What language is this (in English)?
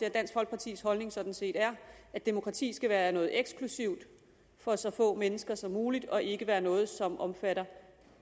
Danish